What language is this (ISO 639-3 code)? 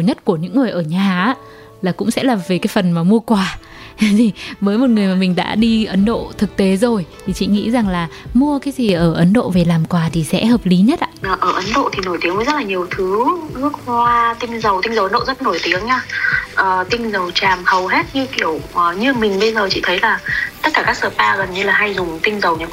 vie